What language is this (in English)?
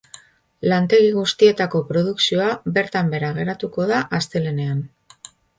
Basque